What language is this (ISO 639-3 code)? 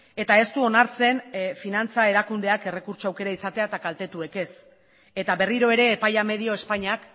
eus